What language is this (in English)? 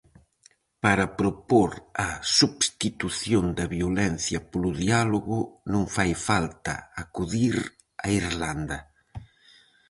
Galician